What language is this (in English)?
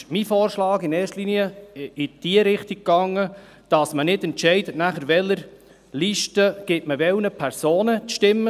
Swiss German